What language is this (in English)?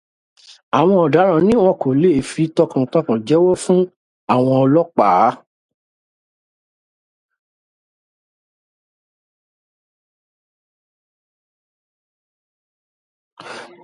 Yoruba